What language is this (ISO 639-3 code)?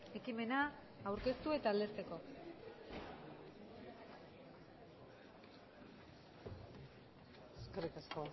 eus